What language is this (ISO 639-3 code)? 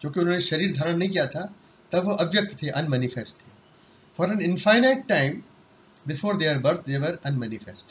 hin